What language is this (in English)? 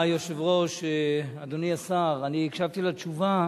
Hebrew